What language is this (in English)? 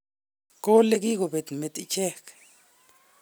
Kalenjin